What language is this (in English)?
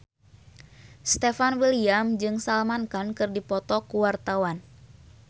Sundanese